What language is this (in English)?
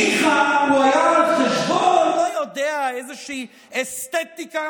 Hebrew